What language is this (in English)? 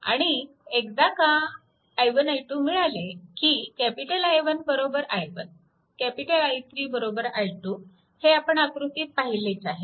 Marathi